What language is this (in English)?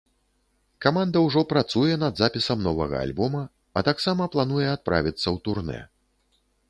Belarusian